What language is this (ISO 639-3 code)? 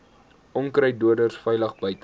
afr